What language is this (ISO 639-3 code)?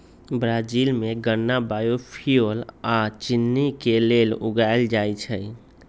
mag